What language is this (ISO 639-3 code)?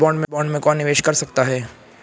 hin